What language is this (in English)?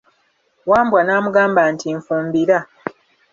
Ganda